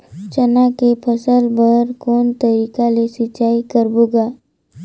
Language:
Chhattisgarhi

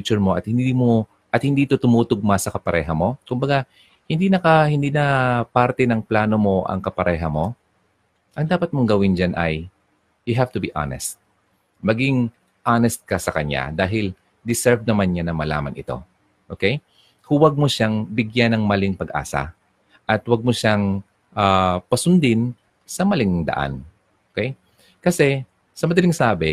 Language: Filipino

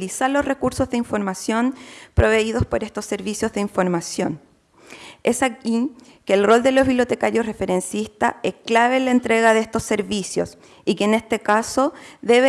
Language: Spanish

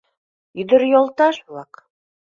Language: Mari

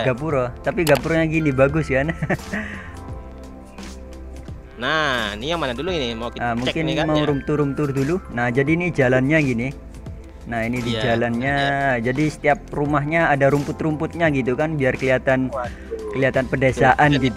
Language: Indonesian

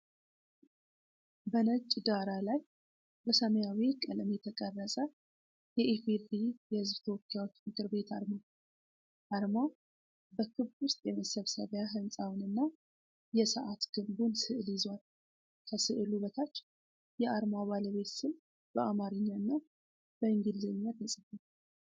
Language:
Amharic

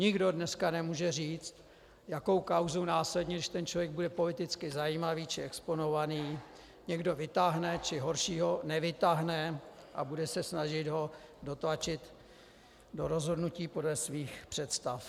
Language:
Czech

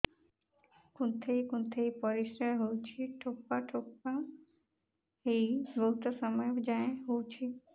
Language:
Odia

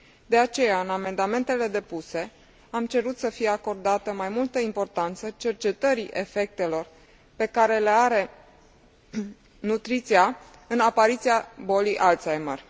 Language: Romanian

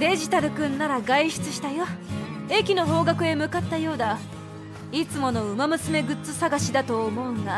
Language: Japanese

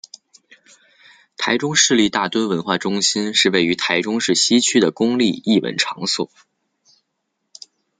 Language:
Chinese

